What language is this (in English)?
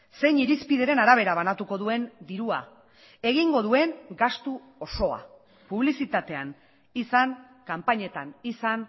Basque